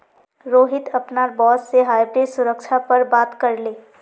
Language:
Magahi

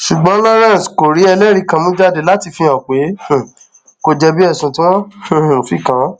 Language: Yoruba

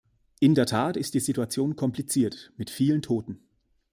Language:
German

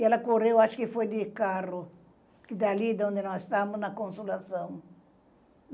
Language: Portuguese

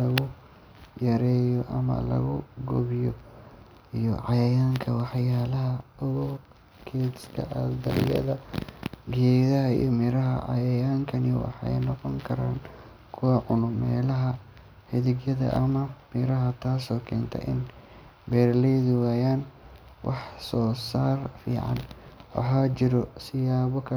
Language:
Somali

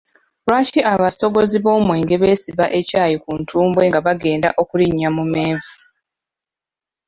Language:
Ganda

